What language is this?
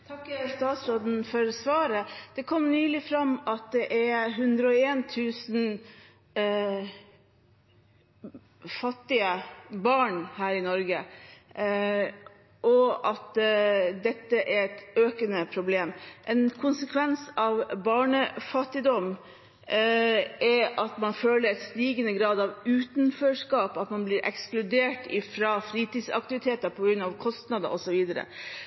Norwegian Bokmål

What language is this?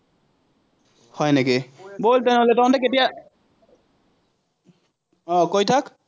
Assamese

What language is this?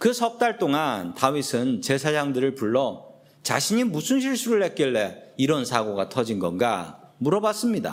Korean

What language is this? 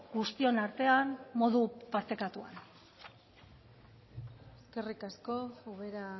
Basque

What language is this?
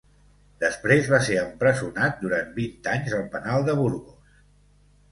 Catalan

